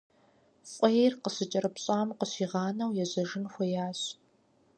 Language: Kabardian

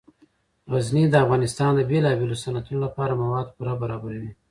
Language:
Pashto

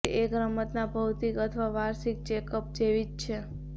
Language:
Gujarati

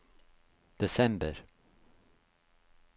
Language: Norwegian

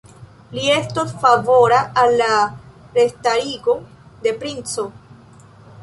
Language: Esperanto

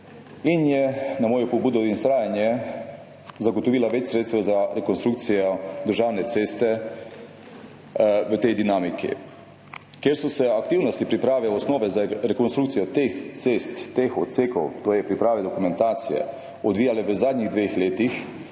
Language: Slovenian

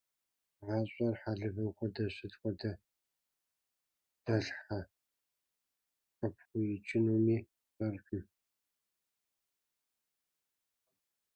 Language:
Kabardian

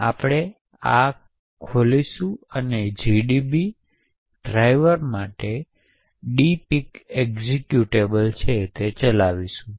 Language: Gujarati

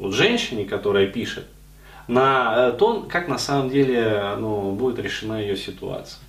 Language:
Russian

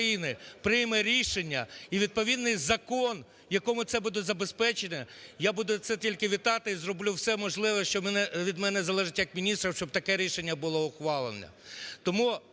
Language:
Ukrainian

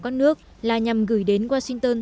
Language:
Vietnamese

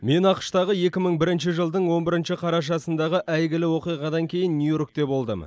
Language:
Kazakh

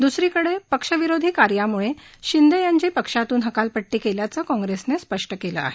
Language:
Marathi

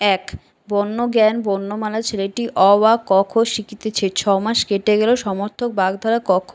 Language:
Bangla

